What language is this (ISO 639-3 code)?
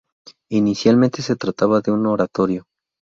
spa